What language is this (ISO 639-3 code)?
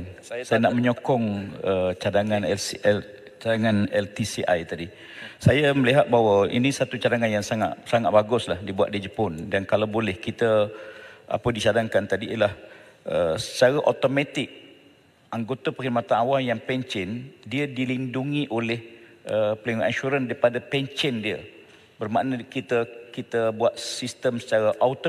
msa